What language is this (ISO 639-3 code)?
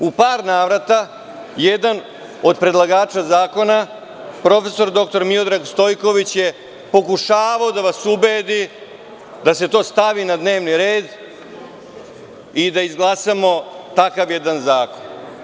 srp